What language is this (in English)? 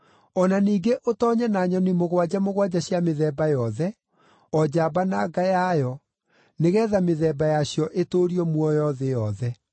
Kikuyu